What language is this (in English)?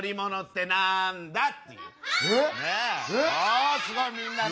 Japanese